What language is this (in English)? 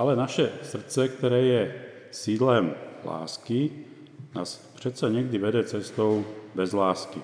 Czech